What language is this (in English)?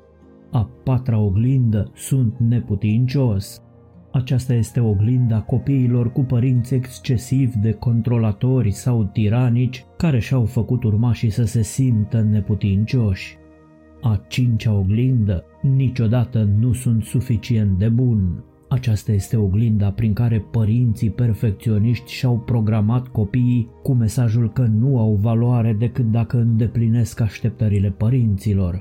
Romanian